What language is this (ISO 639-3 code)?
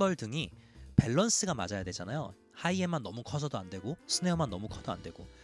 kor